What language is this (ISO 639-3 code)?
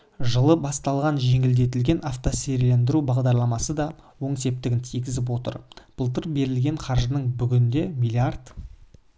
kaz